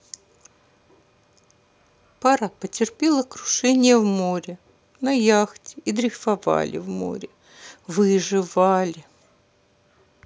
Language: Russian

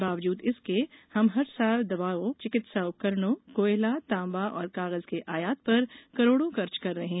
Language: Hindi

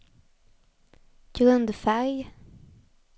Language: Swedish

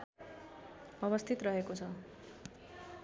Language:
Nepali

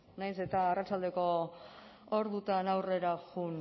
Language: Basque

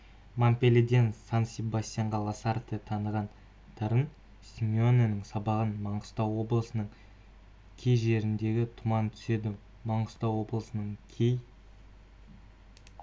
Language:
Kazakh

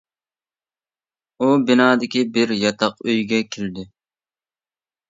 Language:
Uyghur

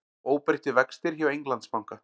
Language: Icelandic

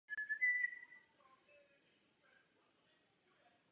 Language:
Czech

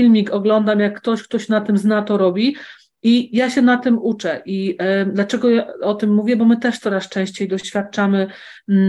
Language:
Polish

